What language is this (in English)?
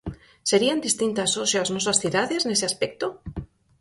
Galician